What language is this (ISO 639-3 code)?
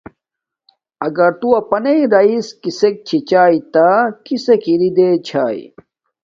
dmk